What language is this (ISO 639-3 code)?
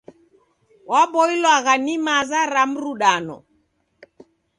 dav